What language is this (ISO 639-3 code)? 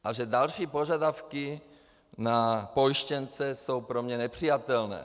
ces